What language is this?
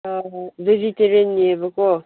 Manipuri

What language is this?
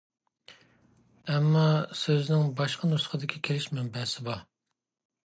Uyghur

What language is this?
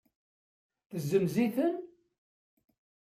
Kabyle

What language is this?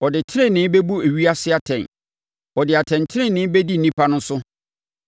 Akan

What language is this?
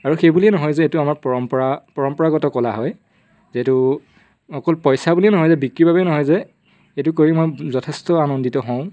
Assamese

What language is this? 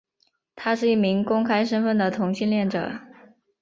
Chinese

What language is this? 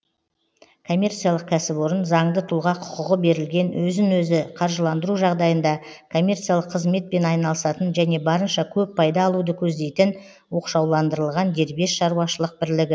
Kazakh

